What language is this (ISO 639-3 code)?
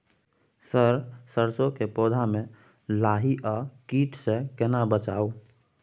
mai